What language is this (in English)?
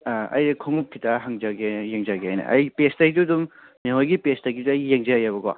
Manipuri